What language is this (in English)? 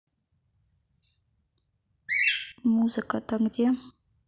Russian